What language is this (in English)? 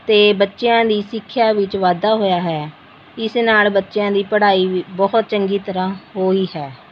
Punjabi